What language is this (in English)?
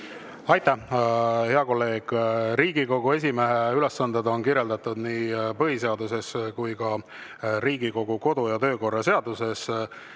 Estonian